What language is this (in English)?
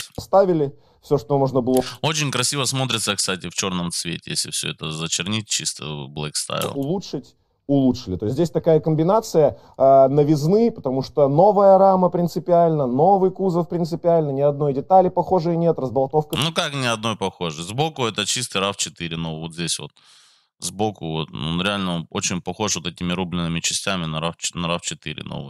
Russian